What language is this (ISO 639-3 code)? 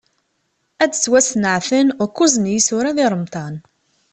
kab